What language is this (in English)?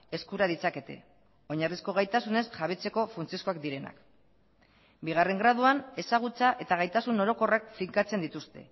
Basque